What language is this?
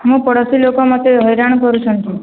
Odia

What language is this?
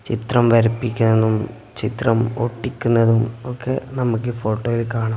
Malayalam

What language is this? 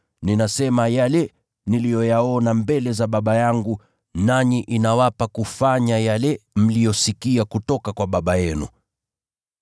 Swahili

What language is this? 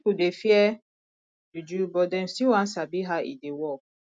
Nigerian Pidgin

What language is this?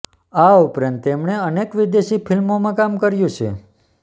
Gujarati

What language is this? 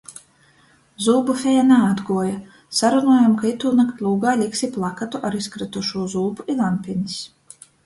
Latgalian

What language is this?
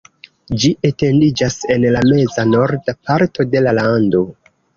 Esperanto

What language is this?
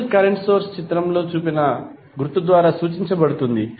Telugu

